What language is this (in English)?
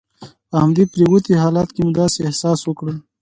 Pashto